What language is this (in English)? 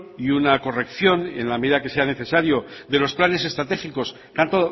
Spanish